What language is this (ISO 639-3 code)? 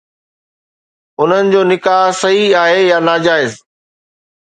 snd